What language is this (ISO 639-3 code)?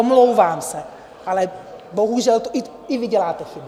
ces